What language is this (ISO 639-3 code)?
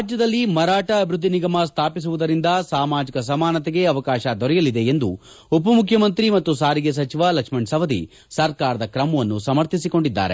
kan